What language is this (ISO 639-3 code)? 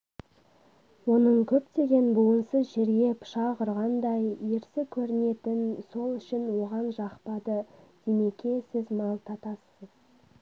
kaz